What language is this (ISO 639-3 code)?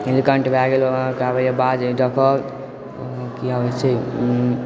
mai